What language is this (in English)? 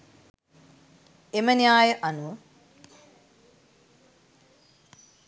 Sinhala